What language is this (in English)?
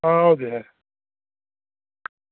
Dogri